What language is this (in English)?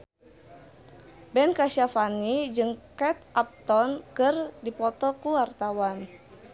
Sundanese